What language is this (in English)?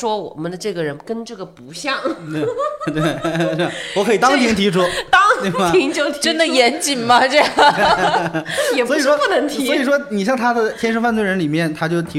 Chinese